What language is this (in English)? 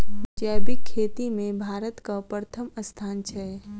Maithili